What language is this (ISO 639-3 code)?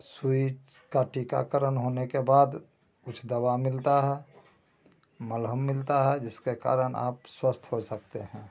hin